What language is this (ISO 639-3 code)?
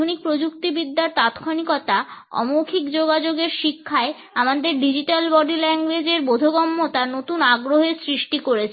ben